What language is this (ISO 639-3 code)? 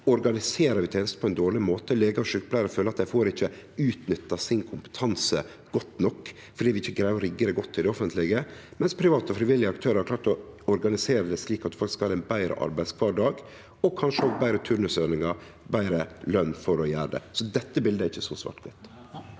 nor